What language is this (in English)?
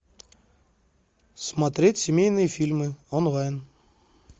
Russian